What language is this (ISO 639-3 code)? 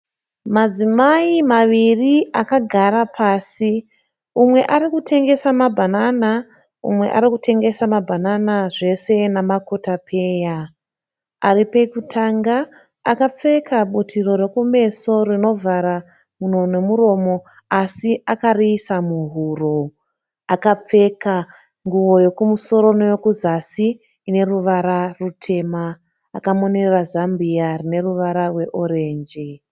sna